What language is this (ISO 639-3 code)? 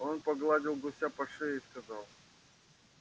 rus